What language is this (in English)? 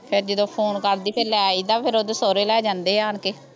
Punjabi